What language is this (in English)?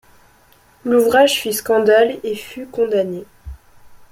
French